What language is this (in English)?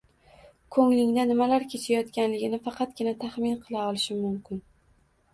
Uzbek